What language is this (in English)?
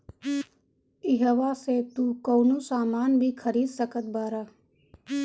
Bhojpuri